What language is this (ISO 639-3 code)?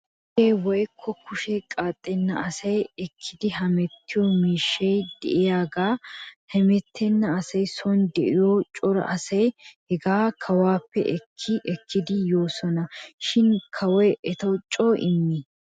wal